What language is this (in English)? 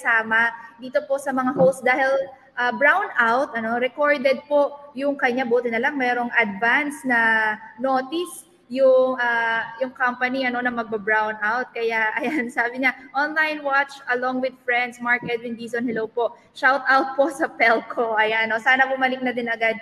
Filipino